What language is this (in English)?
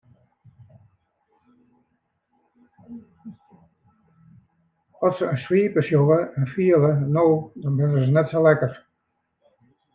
Western Frisian